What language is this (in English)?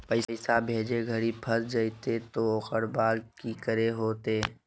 Magahi